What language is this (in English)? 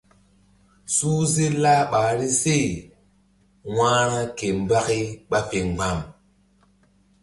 Mbum